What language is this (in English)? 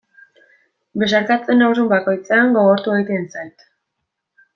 Basque